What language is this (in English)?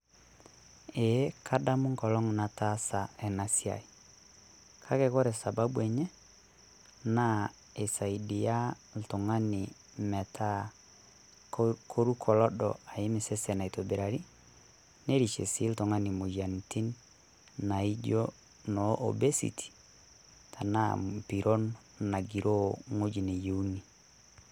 Masai